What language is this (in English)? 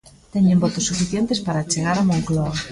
Galician